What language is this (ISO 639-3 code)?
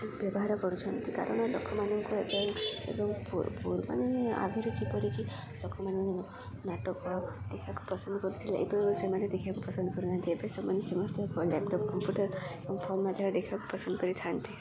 ori